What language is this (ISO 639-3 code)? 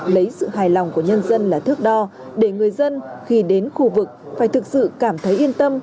vie